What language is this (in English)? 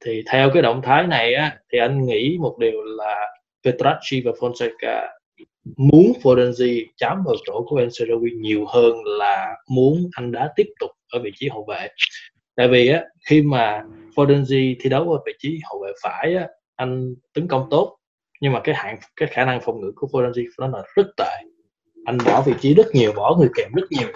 Vietnamese